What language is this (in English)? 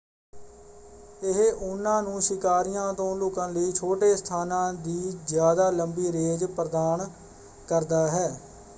Punjabi